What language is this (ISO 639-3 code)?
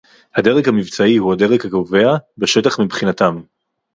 heb